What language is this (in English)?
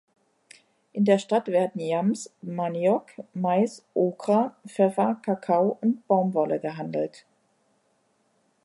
German